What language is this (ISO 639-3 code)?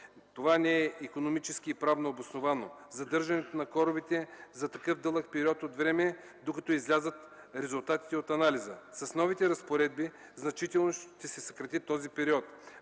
bul